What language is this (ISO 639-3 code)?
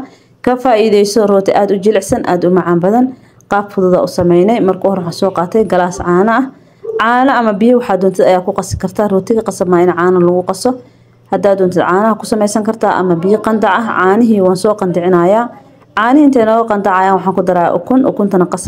ara